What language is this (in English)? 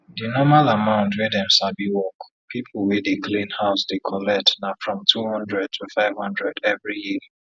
Nigerian Pidgin